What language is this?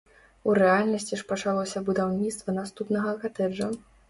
Belarusian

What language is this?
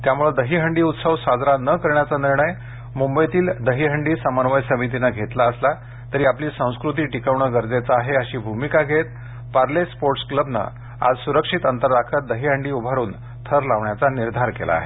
Marathi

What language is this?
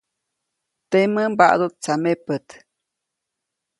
Copainalá Zoque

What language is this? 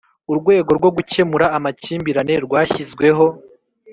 Kinyarwanda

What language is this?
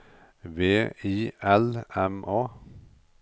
Norwegian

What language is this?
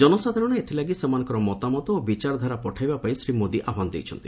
Odia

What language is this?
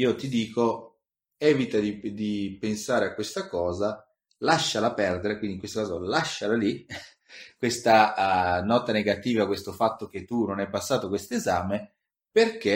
Italian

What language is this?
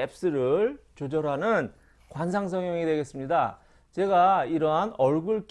Korean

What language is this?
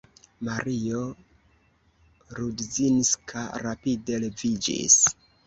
Esperanto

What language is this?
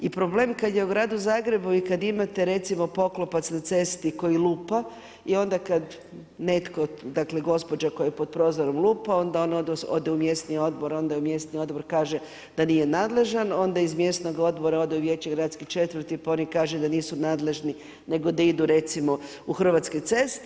Croatian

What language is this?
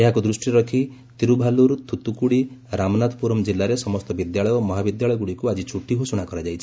Odia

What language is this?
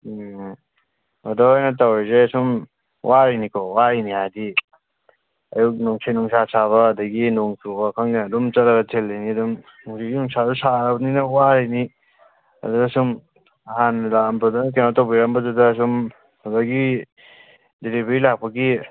Manipuri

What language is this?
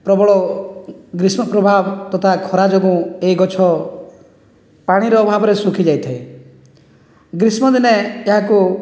Odia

